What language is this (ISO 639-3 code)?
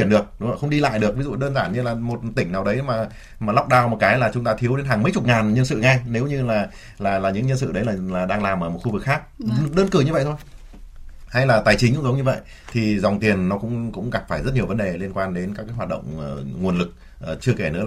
vie